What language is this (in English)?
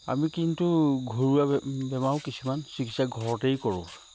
Assamese